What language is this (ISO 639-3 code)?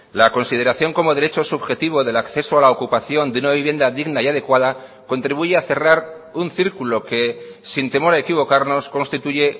spa